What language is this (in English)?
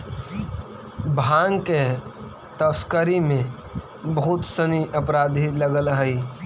Magahi